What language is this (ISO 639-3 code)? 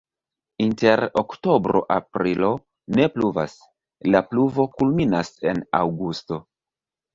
epo